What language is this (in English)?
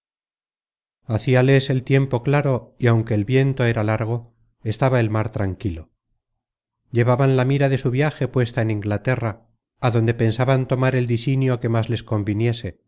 Spanish